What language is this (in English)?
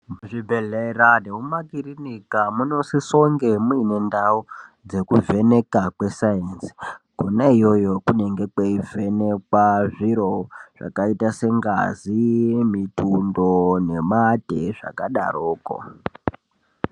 Ndau